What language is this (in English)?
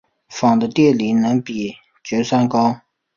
Chinese